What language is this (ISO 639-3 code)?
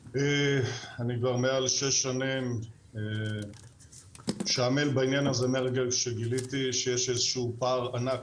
heb